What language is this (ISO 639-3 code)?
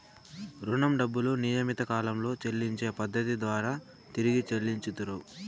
tel